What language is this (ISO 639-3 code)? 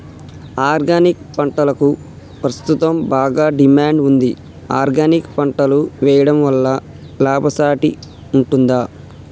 tel